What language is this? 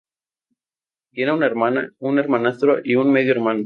Spanish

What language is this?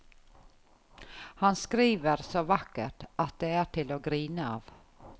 Norwegian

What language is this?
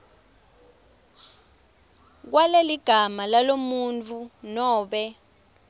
Swati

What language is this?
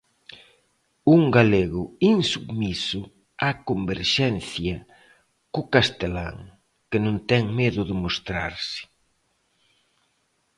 Galician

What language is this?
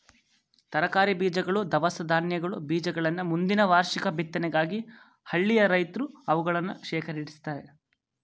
Kannada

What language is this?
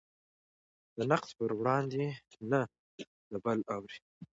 Pashto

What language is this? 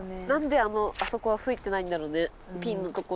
Japanese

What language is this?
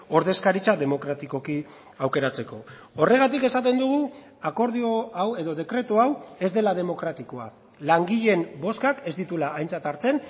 Basque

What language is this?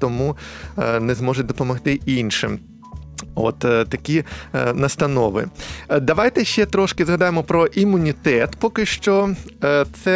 Ukrainian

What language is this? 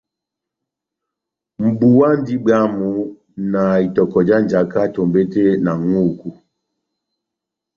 Batanga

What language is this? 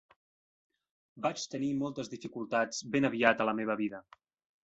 Catalan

